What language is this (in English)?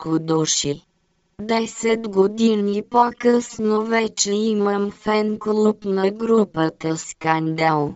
Bulgarian